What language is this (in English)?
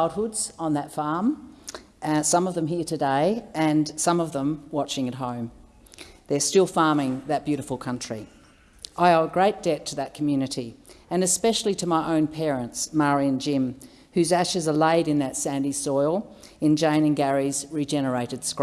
English